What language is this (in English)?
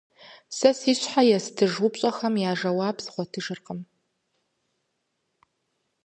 Kabardian